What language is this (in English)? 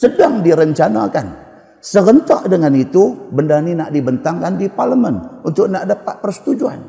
Malay